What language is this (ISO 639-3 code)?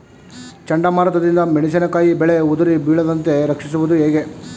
kan